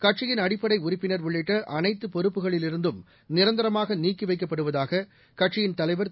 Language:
Tamil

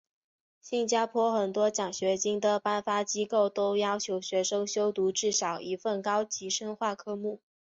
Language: Chinese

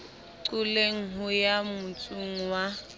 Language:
Southern Sotho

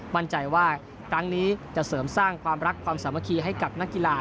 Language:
Thai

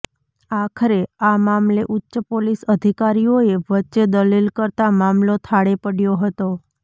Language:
Gujarati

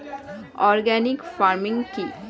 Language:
Bangla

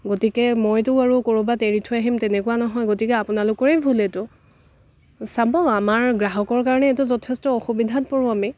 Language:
Assamese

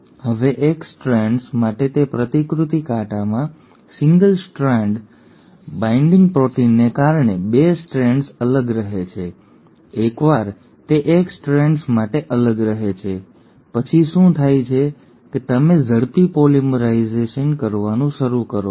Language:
Gujarati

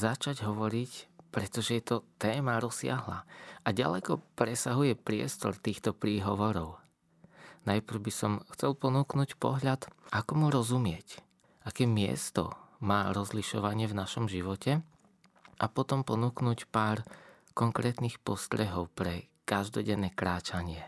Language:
Slovak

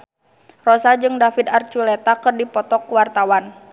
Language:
Sundanese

